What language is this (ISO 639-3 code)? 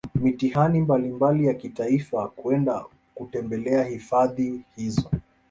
swa